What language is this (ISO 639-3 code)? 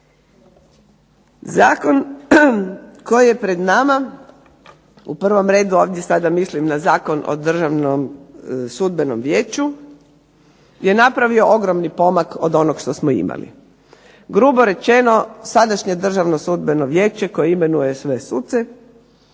hrv